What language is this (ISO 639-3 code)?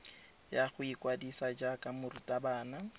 tsn